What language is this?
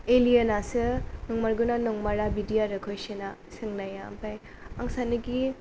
Bodo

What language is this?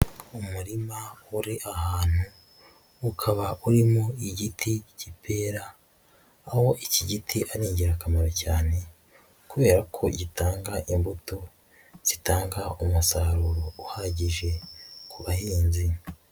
Kinyarwanda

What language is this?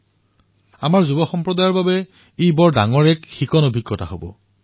Assamese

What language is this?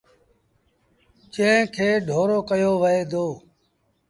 Sindhi Bhil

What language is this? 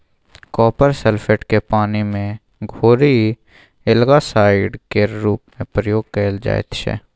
Maithili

